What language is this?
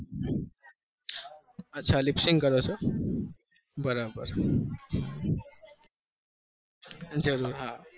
Gujarati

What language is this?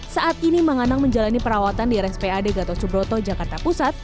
Indonesian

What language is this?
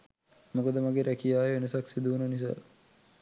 Sinhala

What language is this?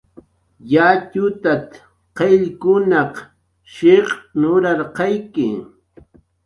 Jaqaru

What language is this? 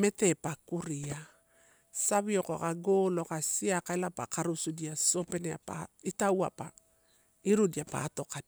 Torau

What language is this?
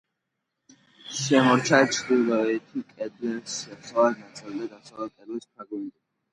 Georgian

